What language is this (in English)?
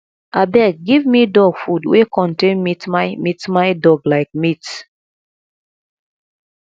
Nigerian Pidgin